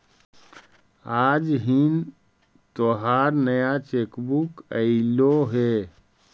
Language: Magahi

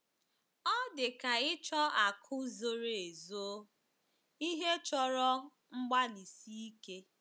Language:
Igbo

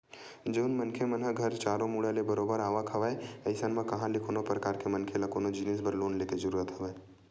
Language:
Chhattisgarhi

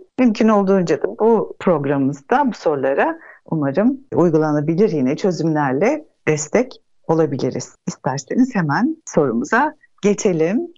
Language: Turkish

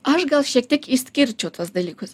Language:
Lithuanian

